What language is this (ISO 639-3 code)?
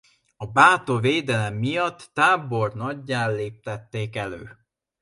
hun